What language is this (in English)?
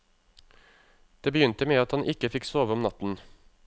Norwegian